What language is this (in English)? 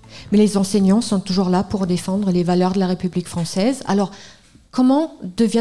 French